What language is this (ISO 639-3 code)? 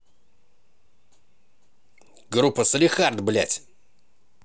rus